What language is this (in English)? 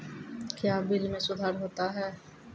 Maithili